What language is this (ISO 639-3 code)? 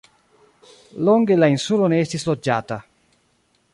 epo